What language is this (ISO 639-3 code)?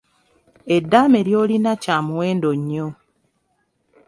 lug